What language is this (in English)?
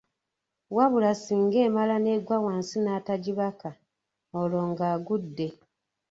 Ganda